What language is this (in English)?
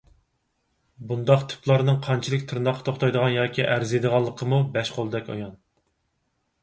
Uyghur